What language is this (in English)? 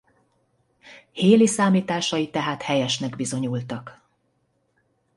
Hungarian